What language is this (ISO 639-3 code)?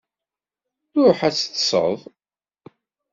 kab